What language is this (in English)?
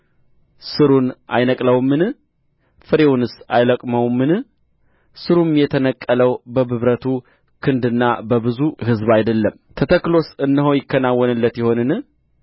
Amharic